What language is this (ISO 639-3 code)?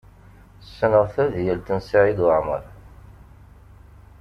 kab